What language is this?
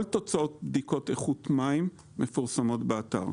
Hebrew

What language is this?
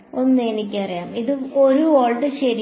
Malayalam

